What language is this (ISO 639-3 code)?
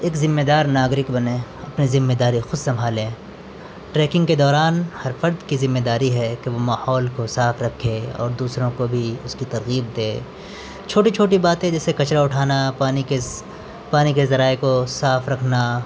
urd